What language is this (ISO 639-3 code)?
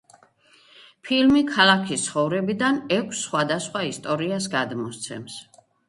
kat